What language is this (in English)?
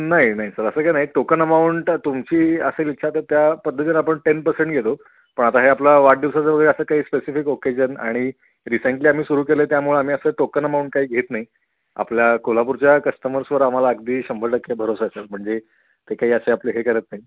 Marathi